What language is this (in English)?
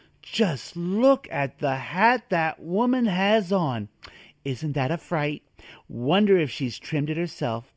English